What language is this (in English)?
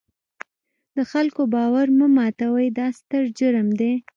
Pashto